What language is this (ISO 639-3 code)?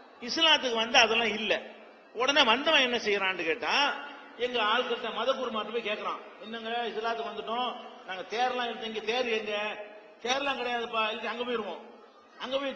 ron